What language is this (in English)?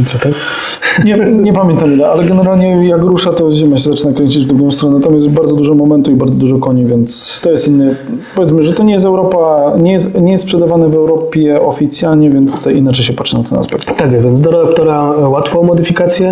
Polish